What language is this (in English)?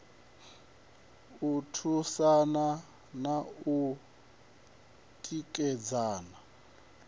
Venda